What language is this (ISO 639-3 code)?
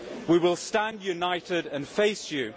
eng